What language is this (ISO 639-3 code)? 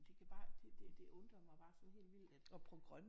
dan